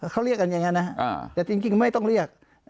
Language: Thai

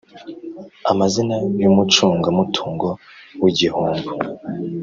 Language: Kinyarwanda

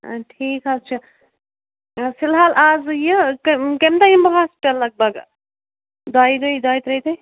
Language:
Kashmiri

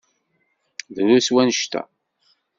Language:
Kabyle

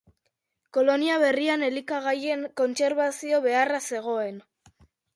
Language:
Basque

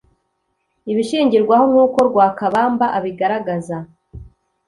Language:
Kinyarwanda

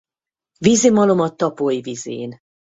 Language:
Hungarian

